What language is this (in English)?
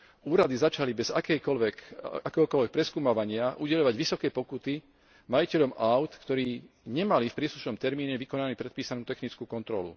Slovak